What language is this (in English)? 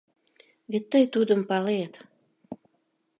Mari